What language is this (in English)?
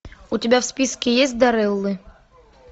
Russian